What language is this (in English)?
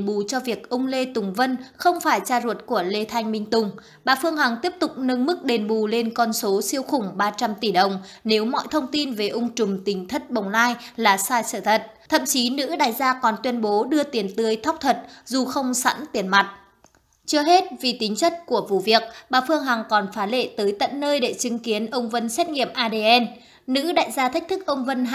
Vietnamese